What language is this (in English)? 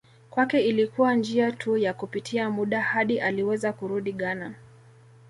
Swahili